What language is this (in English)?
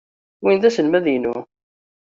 Kabyle